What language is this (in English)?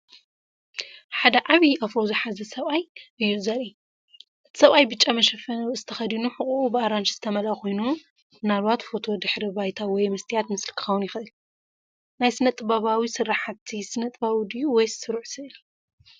Tigrinya